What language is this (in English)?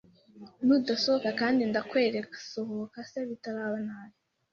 Kinyarwanda